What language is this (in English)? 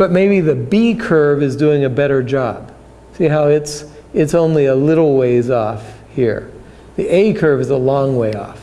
English